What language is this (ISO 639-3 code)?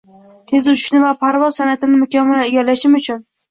uzb